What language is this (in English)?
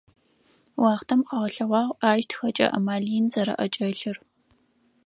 Adyghe